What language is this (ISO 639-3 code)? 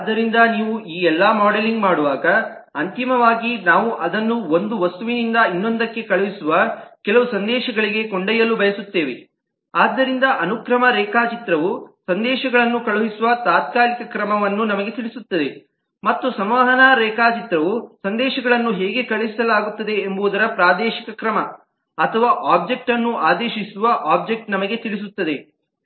kan